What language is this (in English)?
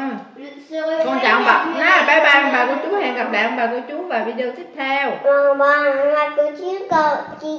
Vietnamese